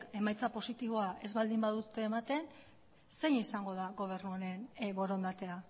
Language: Basque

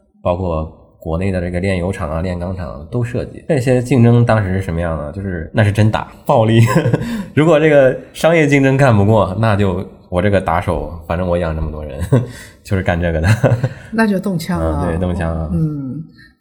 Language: Chinese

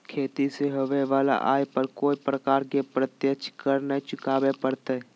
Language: Magahi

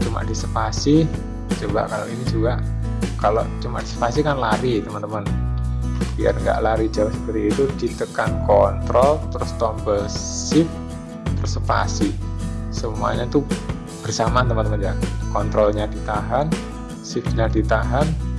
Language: Indonesian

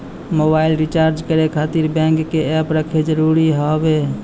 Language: Maithili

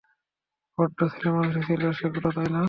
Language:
Bangla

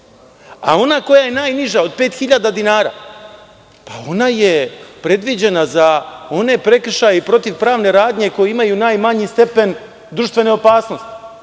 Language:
Serbian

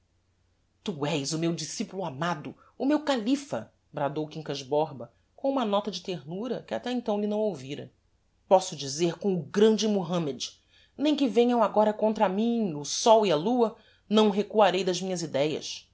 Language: Portuguese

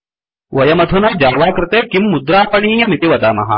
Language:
Sanskrit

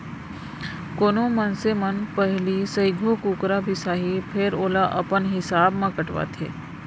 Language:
Chhattisgarhi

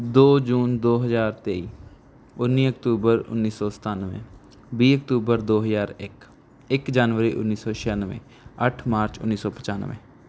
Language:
Punjabi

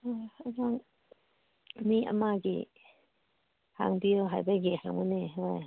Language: Manipuri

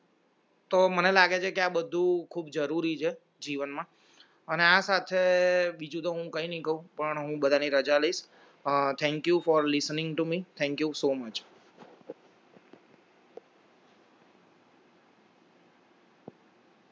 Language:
Gujarati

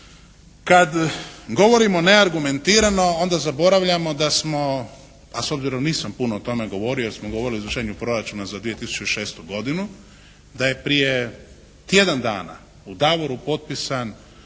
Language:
Croatian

